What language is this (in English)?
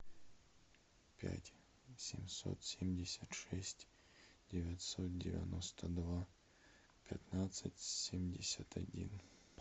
Russian